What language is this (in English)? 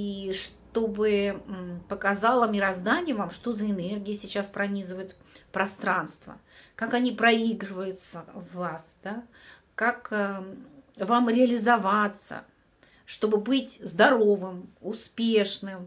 Russian